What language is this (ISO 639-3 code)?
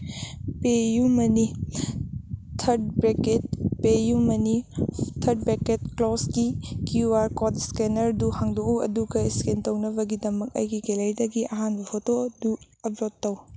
mni